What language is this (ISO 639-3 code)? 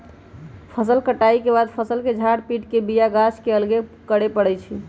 mag